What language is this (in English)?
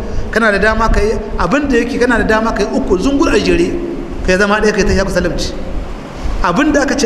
Arabic